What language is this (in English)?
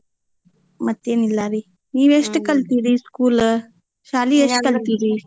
Kannada